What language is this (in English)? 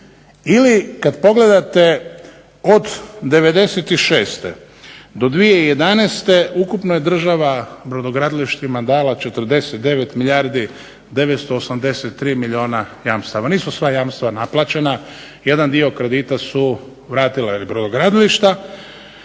Croatian